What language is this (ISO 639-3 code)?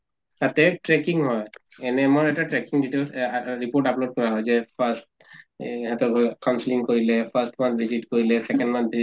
asm